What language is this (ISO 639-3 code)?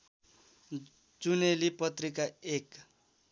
nep